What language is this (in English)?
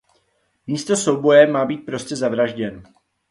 Czech